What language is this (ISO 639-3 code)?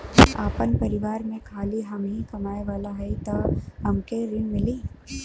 bho